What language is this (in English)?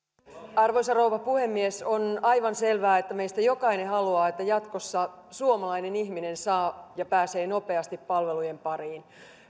Finnish